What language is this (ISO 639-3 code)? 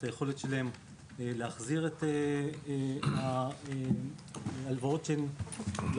heb